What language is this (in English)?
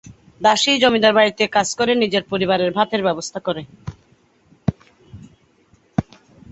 Bangla